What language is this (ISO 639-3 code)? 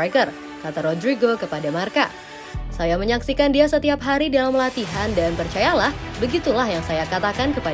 ind